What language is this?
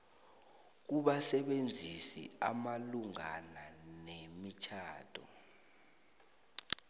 South Ndebele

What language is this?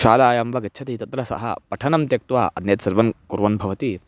Sanskrit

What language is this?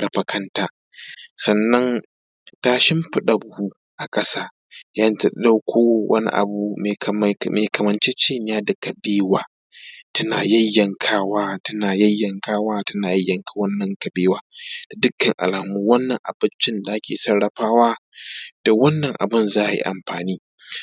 Hausa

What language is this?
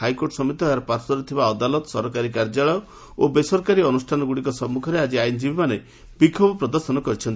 Odia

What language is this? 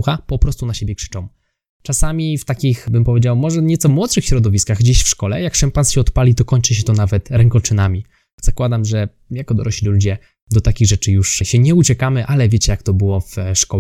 Polish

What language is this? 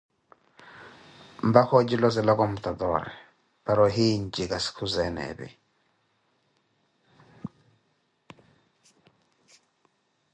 Koti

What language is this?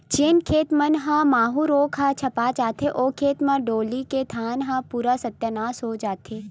Chhattisgarhi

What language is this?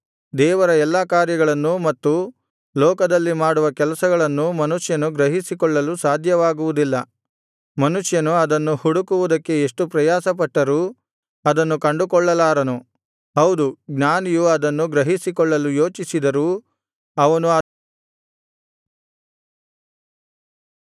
Kannada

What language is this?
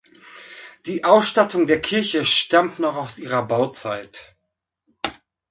German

